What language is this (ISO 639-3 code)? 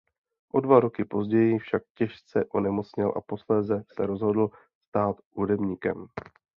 ces